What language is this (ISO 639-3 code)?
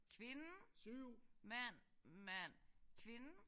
dan